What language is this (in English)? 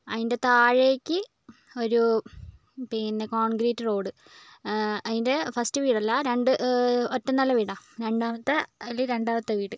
Malayalam